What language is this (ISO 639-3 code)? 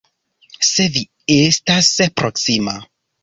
epo